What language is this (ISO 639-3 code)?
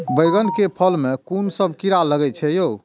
mai